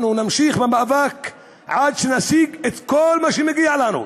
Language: Hebrew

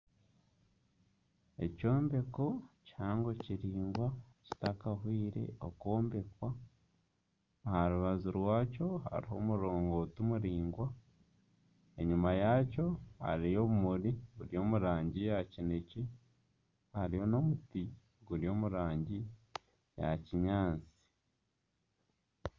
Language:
Nyankole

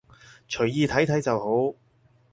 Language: Cantonese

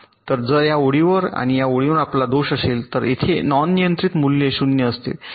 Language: Marathi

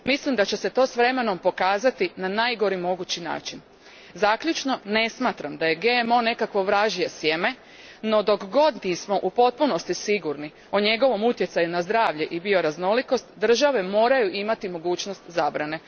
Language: Croatian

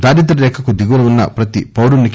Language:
Telugu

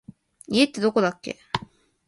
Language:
Japanese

